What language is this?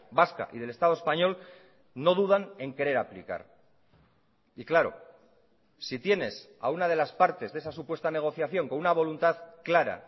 Spanish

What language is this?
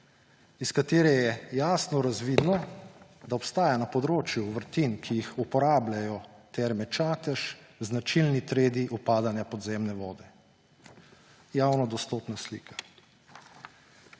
Slovenian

